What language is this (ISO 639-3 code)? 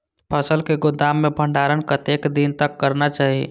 mai